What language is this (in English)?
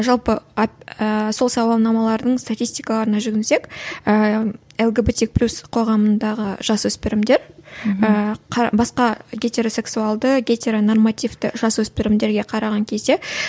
Kazakh